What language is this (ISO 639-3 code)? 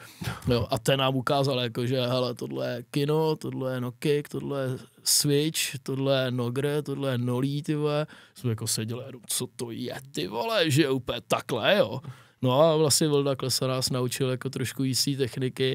ces